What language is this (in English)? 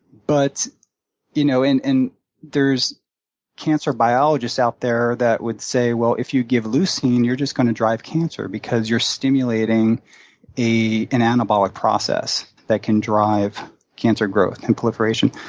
English